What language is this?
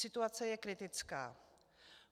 Czech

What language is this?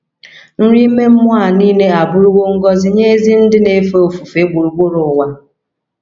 Igbo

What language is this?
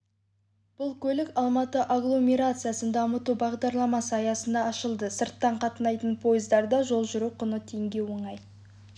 Kazakh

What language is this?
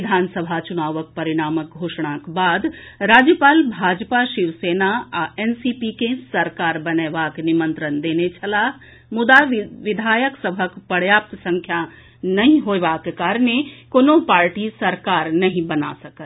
Maithili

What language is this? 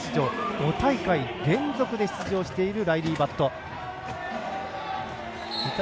Japanese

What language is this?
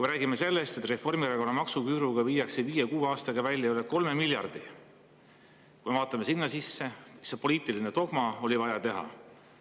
Estonian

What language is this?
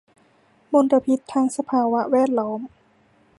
Thai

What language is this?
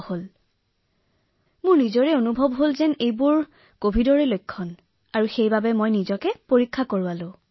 Assamese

